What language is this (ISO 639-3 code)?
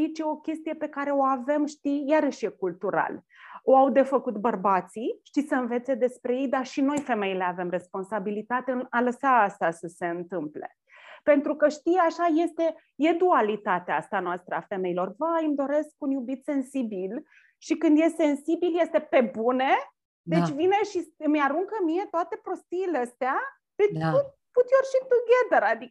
ron